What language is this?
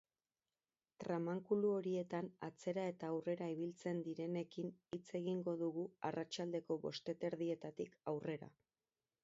Basque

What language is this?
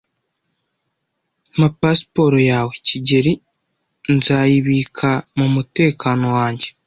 Kinyarwanda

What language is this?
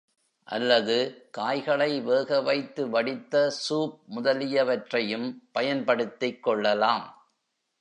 Tamil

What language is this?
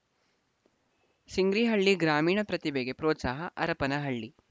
Kannada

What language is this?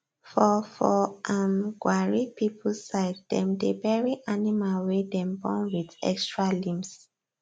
Nigerian Pidgin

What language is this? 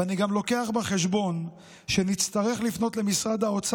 Hebrew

